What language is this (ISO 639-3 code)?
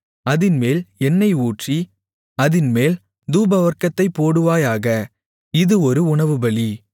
tam